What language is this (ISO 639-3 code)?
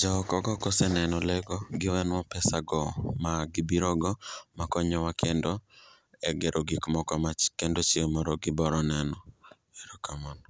luo